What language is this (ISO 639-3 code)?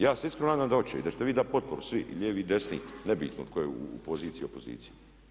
hrv